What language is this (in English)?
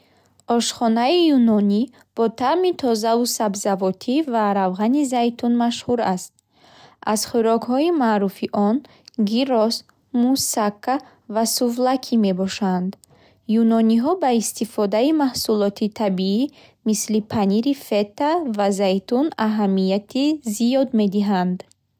Bukharic